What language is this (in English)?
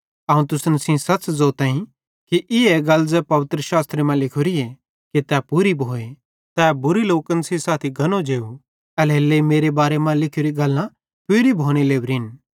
Bhadrawahi